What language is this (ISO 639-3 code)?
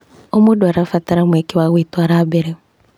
kik